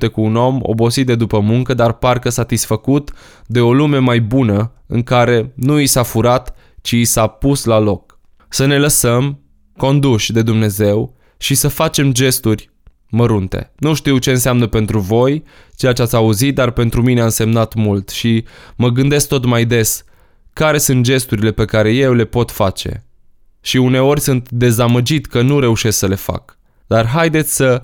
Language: Romanian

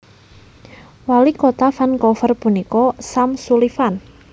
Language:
Javanese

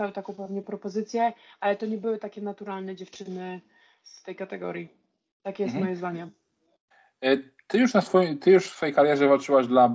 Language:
Polish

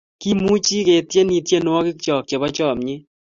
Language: Kalenjin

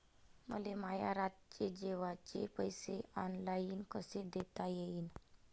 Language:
Marathi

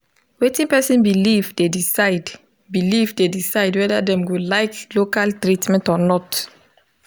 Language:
Nigerian Pidgin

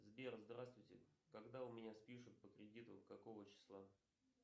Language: Russian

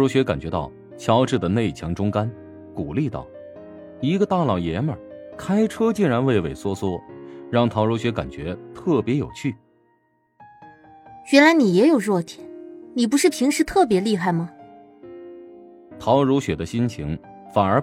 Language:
Chinese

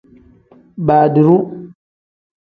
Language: Tem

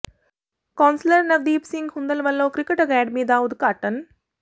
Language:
Punjabi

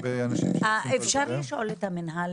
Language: Hebrew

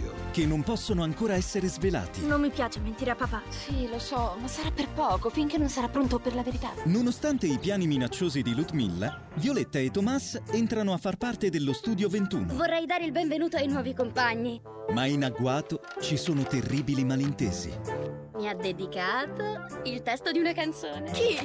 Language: Italian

